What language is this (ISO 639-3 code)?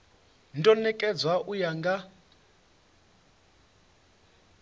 ven